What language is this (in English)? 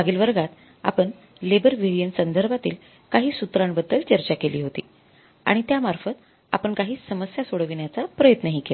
Marathi